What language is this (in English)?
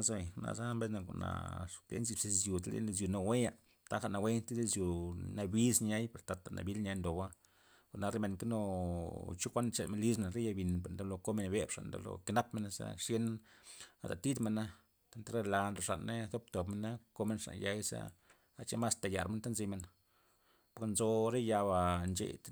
Loxicha Zapotec